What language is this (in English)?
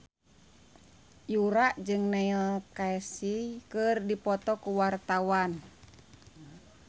Sundanese